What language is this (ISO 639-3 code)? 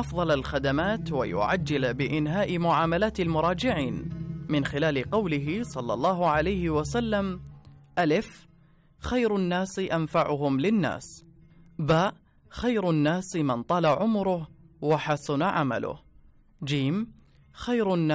ara